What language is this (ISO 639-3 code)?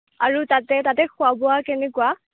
asm